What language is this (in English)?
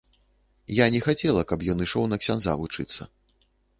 Belarusian